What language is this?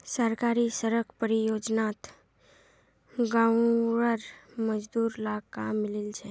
Magahi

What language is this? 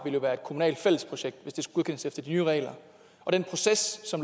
Danish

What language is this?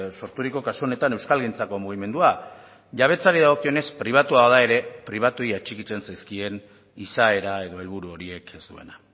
Basque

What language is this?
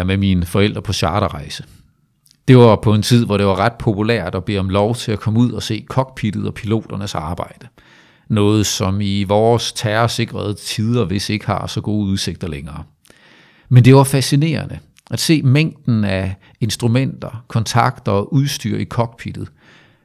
Danish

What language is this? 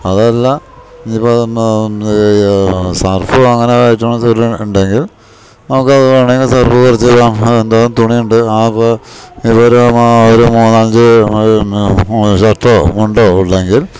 Malayalam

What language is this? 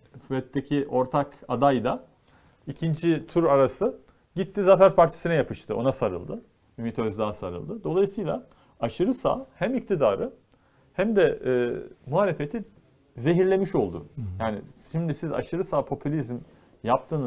Turkish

